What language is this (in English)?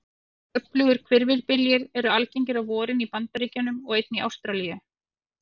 Icelandic